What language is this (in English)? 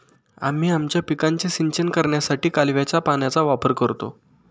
Marathi